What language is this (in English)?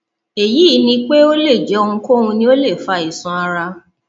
Yoruba